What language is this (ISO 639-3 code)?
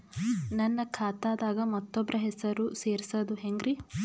kan